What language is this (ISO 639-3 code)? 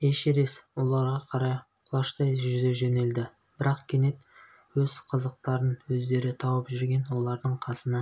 kaz